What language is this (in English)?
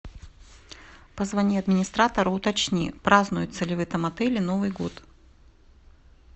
Russian